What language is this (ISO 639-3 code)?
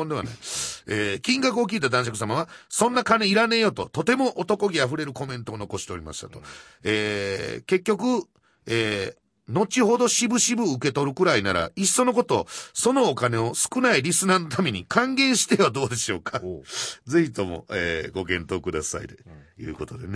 jpn